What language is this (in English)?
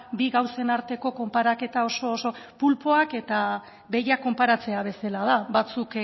Basque